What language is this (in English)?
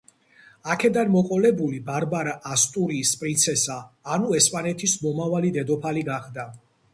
Georgian